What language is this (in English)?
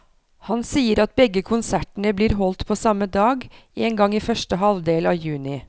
Norwegian